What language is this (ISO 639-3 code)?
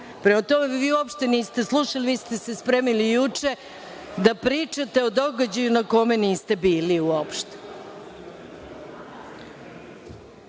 srp